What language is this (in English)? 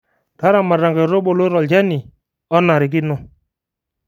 Masai